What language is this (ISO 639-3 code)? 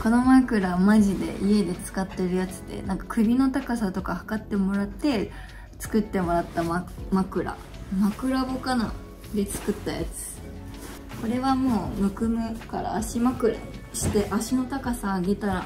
jpn